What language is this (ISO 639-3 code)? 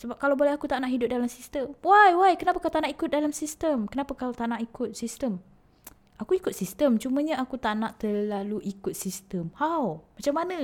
msa